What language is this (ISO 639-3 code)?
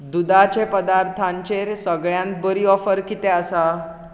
kok